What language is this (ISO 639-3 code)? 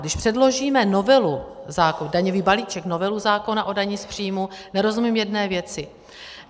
ces